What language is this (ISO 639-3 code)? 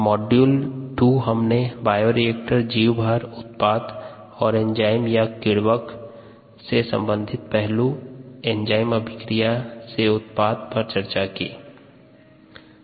hin